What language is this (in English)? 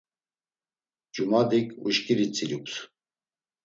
Laz